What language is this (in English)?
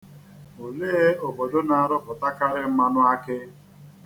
Igbo